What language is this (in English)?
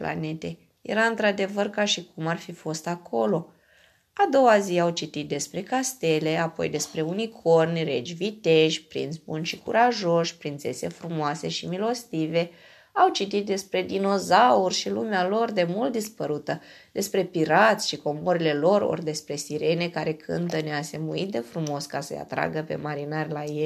Romanian